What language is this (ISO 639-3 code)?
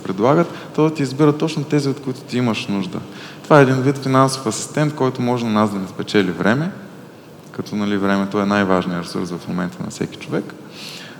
bul